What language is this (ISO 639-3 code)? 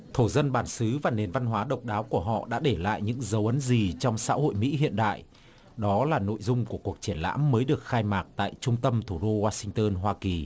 vie